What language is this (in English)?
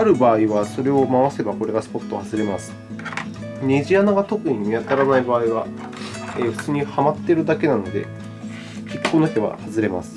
Japanese